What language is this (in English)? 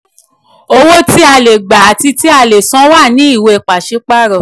Yoruba